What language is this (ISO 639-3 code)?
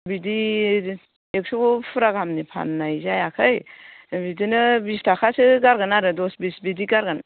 brx